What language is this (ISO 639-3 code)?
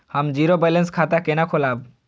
mai